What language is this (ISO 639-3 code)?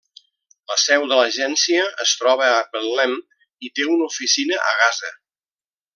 cat